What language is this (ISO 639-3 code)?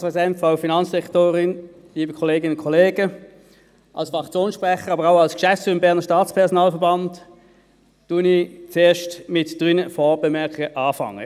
gsw